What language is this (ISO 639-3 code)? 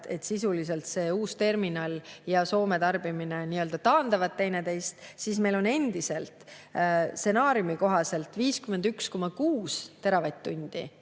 est